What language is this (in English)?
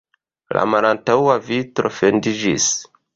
Esperanto